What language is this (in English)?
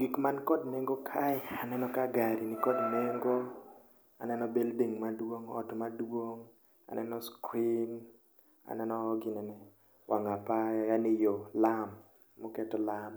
Luo (Kenya and Tanzania)